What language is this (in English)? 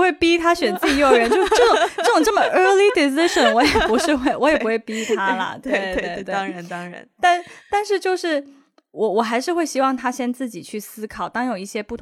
Chinese